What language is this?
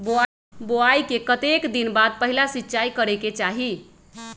Magahi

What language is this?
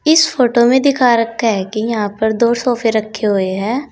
Hindi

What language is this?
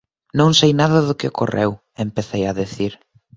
Galician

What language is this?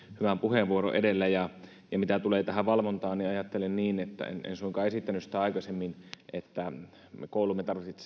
Finnish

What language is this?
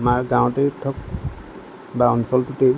Assamese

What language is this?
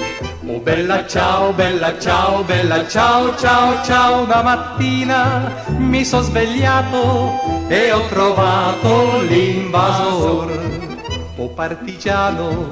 Italian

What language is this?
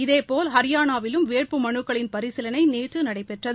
Tamil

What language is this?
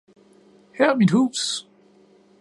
Danish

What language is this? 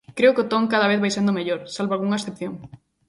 Galician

